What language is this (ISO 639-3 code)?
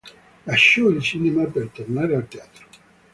ita